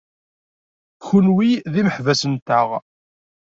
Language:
Kabyle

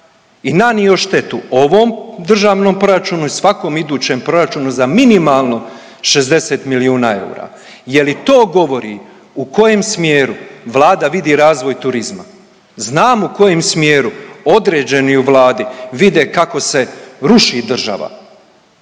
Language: Croatian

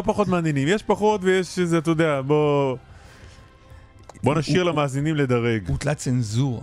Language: Hebrew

